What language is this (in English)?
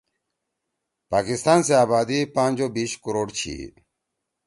Torwali